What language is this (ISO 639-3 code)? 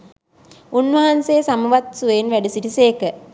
sin